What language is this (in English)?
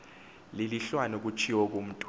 Xhosa